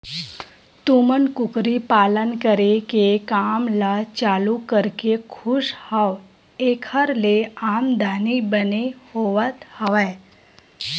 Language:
Chhattisgarhi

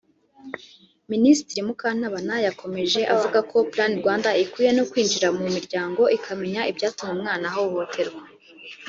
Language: Kinyarwanda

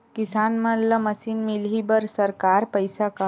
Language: Chhattisgarhi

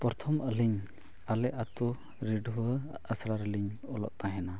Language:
Santali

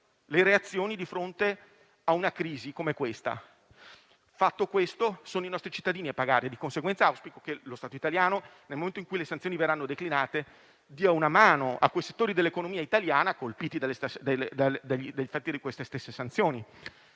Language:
Italian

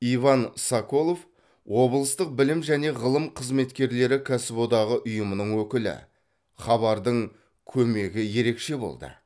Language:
Kazakh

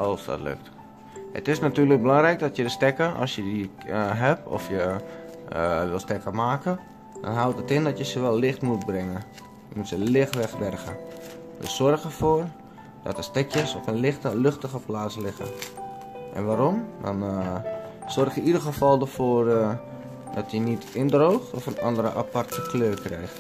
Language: Dutch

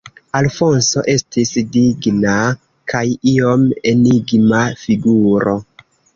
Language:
Esperanto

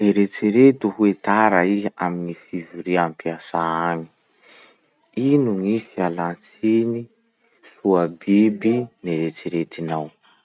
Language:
Masikoro Malagasy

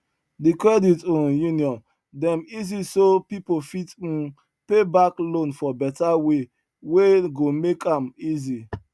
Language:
Nigerian Pidgin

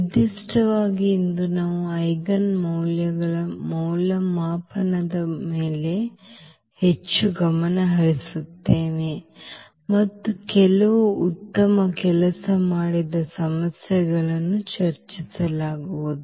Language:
Kannada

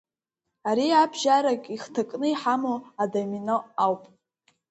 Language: Abkhazian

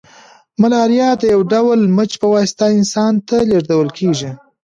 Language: Pashto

